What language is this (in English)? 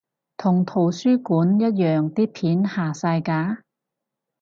Cantonese